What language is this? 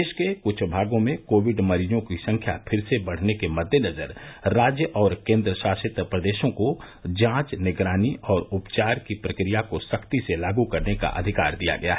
Hindi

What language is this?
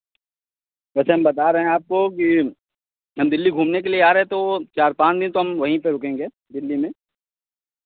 Hindi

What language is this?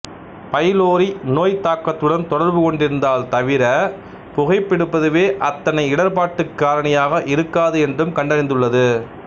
Tamil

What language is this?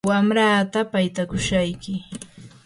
Yanahuanca Pasco Quechua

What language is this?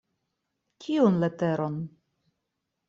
Esperanto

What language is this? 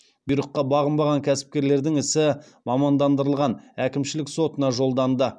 Kazakh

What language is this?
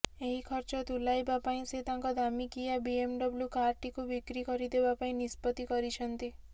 Odia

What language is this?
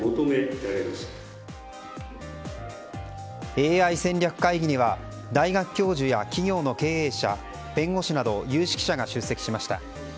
Japanese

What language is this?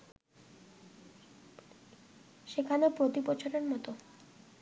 Bangla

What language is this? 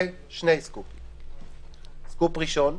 Hebrew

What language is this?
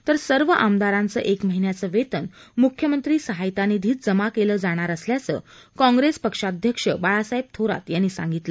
Marathi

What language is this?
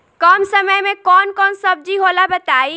Bhojpuri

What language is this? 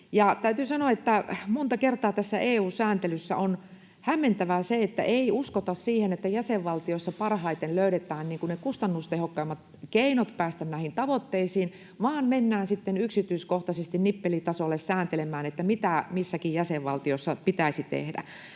Finnish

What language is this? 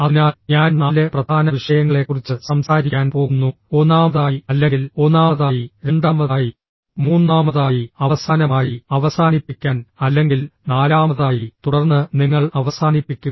Malayalam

